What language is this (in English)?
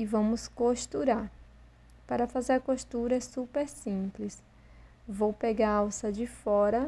Portuguese